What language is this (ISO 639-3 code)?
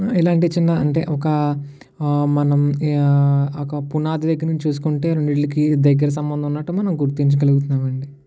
tel